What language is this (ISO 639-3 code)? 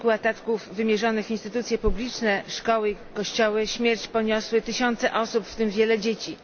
pol